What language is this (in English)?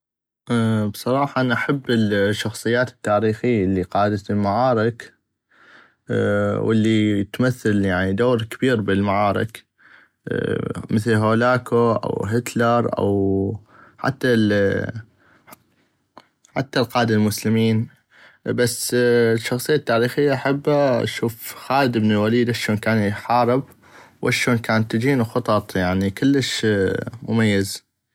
North Mesopotamian Arabic